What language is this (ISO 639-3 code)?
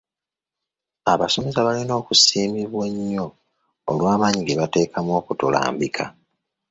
lug